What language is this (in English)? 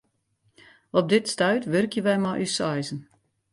Western Frisian